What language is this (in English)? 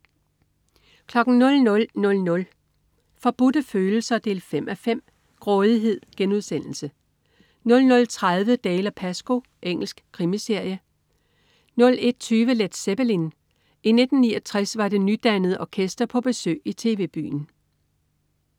Danish